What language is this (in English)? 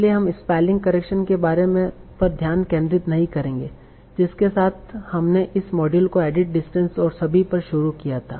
Hindi